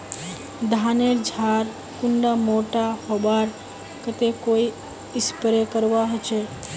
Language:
Magahi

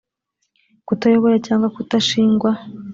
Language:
Kinyarwanda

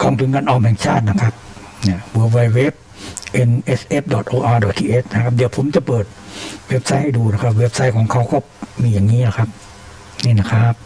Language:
Thai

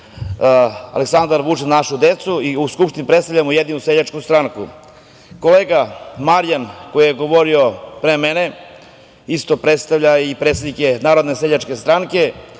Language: Serbian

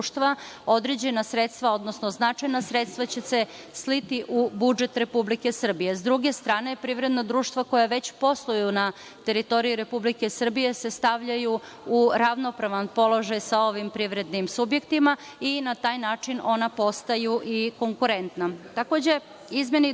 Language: Serbian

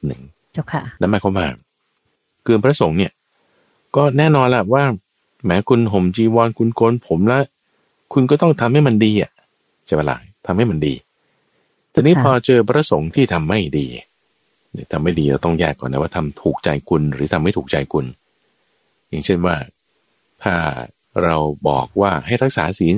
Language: Thai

